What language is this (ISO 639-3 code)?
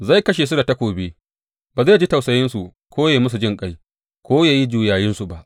hau